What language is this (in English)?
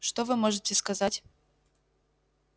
Russian